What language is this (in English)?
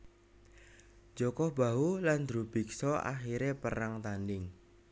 Javanese